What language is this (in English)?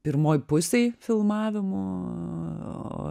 Lithuanian